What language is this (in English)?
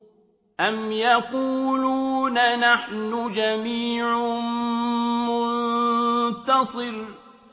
Arabic